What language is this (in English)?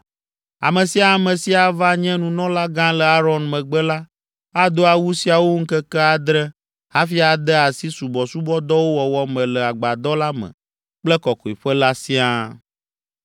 Ewe